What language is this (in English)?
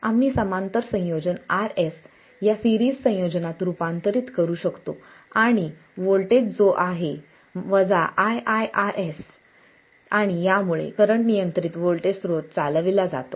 Marathi